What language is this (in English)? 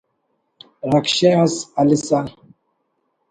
Brahui